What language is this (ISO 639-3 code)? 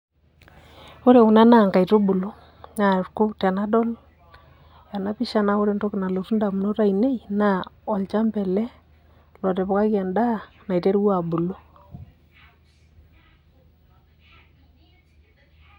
mas